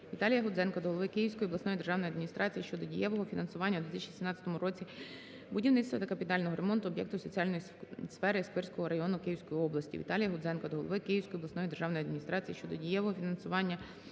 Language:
Ukrainian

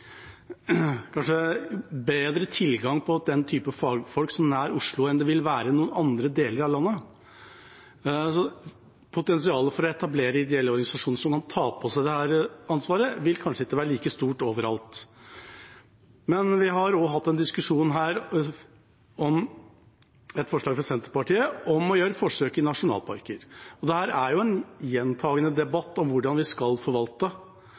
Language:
Norwegian Bokmål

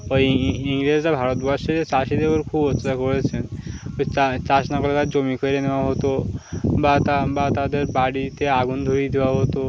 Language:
Bangla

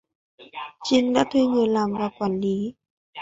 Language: Vietnamese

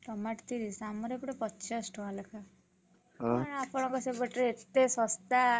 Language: Odia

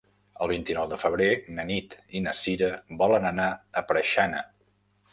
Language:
Catalan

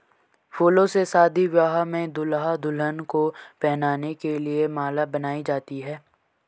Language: Hindi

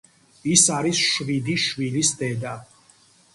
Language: Georgian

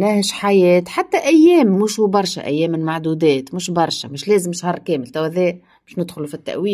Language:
Arabic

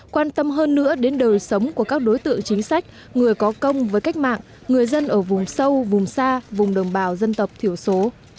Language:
Vietnamese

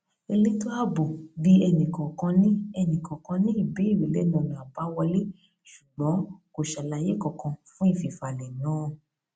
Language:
Yoruba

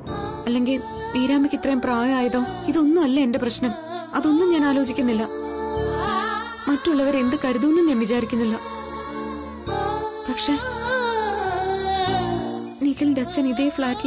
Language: Arabic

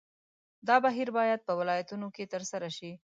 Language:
Pashto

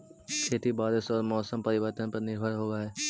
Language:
Magahi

